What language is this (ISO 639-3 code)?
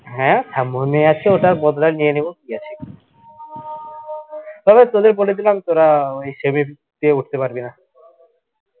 ben